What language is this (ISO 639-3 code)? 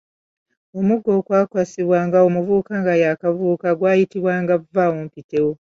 lug